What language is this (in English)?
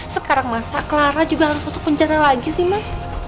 Indonesian